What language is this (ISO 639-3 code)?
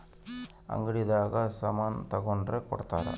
kan